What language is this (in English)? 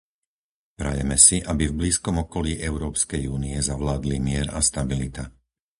Slovak